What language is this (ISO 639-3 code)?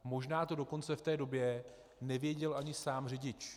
ces